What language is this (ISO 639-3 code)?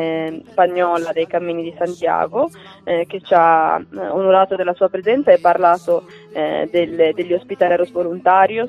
ita